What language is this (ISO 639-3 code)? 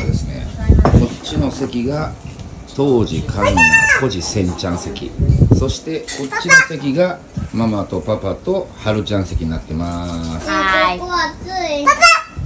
jpn